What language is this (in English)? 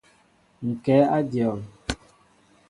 Mbo (Cameroon)